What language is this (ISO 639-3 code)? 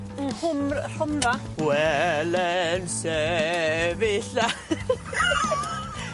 cym